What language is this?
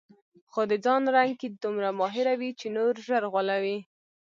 Pashto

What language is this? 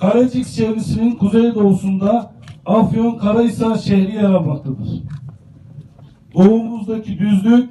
Turkish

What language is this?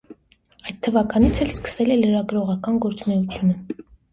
Armenian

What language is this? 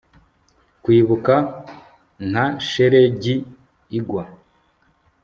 Kinyarwanda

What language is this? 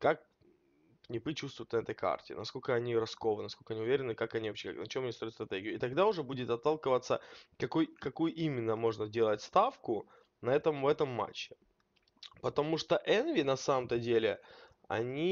Russian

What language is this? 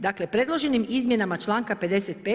Croatian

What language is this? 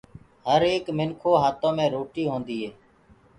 Gurgula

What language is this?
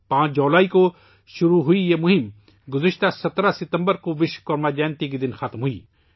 Urdu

